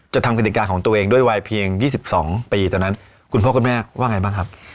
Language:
Thai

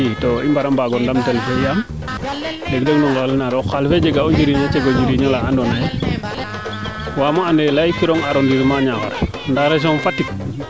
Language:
Serer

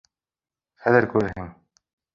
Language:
Bashkir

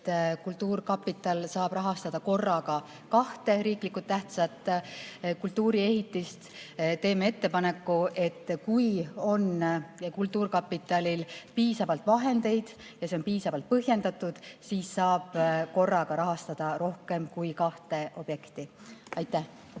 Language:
Estonian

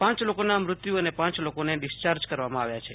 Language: Gujarati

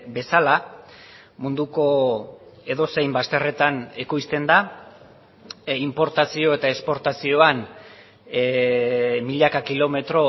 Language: Basque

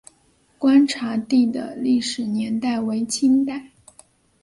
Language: Chinese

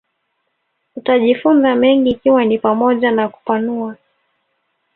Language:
Swahili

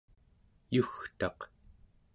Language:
Central Yupik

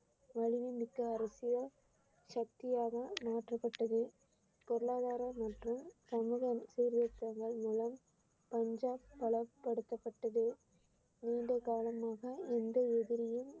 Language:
Tamil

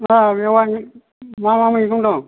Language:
Bodo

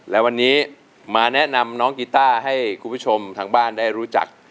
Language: Thai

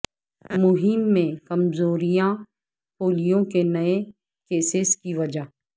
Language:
Urdu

